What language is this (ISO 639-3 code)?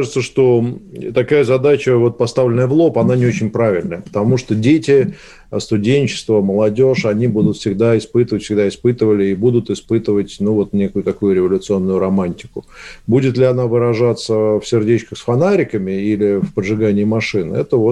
rus